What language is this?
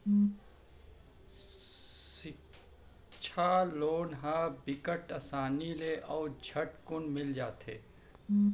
Chhattisgarhi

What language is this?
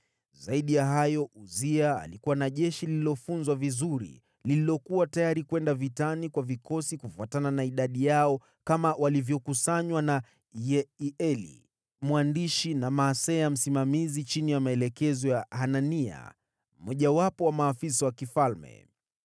Swahili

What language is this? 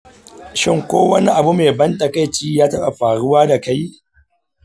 Hausa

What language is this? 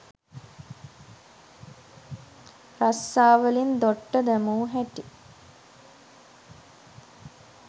Sinhala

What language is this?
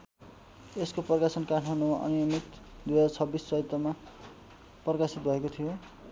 Nepali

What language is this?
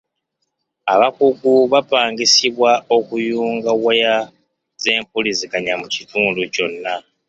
Ganda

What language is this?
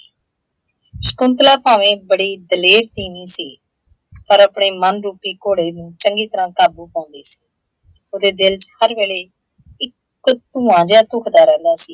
Punjabi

